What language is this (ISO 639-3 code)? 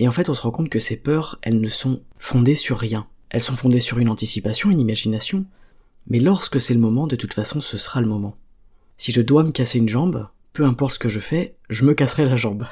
fra